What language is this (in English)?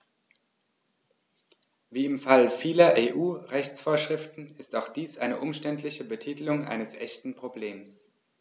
German